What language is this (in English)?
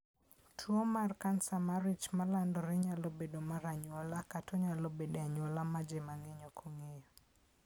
Luo (Kenya and Tanzania)